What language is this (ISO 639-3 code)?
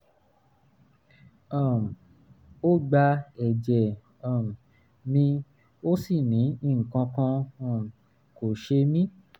yor